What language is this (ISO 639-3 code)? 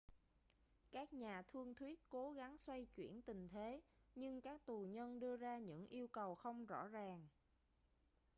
vie